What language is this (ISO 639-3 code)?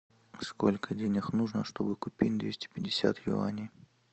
rus